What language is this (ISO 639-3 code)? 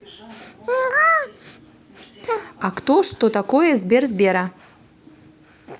rus